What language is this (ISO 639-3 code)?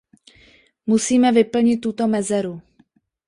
ces